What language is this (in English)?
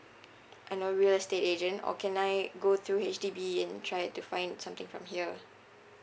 English